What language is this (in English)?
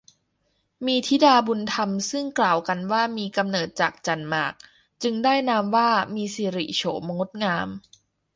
Thai